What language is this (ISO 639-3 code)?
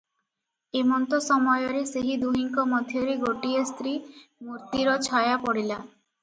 ori